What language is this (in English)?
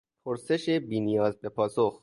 Persian